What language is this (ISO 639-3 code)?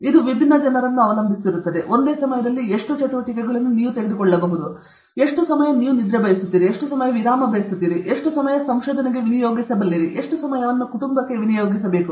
kan